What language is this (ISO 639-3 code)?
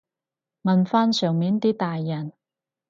yue